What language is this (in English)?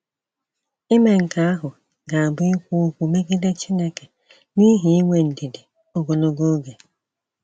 Igbo